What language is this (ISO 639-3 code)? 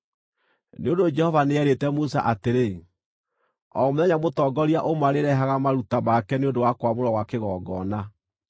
kik